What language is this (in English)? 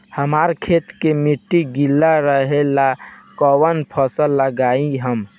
Bhojpuri